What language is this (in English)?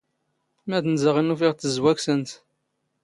Standard Moroccan Tamazight